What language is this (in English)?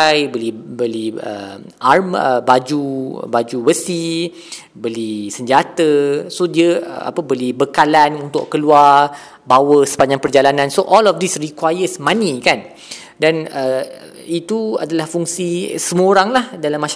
Malay